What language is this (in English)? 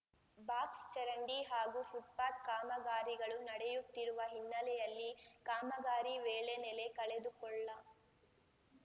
Kannada